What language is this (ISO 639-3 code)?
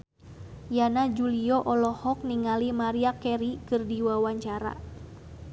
sun